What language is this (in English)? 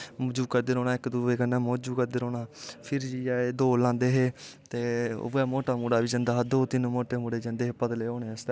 Dogri